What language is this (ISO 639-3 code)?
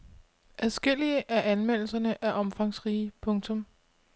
dan